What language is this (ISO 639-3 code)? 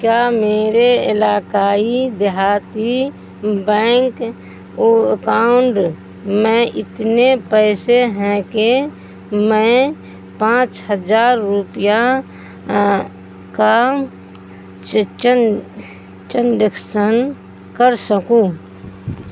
urd